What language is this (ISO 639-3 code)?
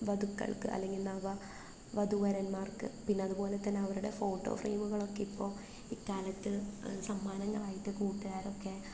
mal